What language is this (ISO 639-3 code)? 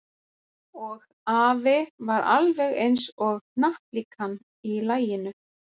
isl